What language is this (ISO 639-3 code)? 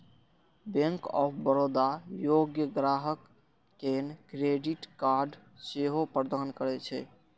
mai